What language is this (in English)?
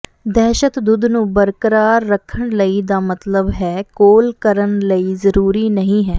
Punjabi